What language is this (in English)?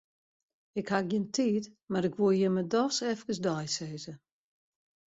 Western Frisian